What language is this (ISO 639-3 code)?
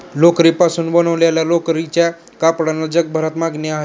mar